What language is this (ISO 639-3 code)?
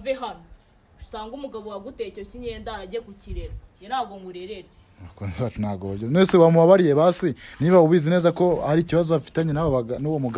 ron